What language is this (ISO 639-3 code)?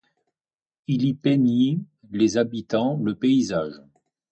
fra